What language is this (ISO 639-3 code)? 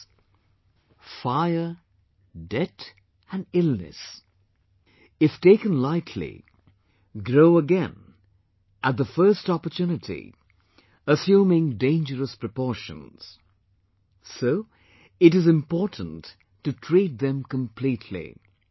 eng